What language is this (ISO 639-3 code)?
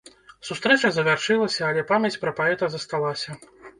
bel